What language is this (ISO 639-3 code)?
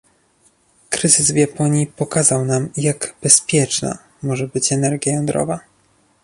pol